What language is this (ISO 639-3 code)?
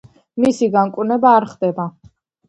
kat